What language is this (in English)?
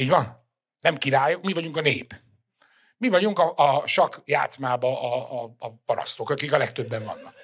Hungarian